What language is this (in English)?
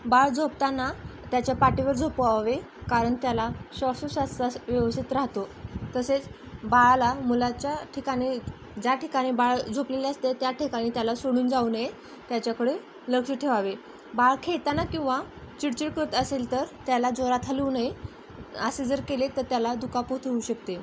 Marathi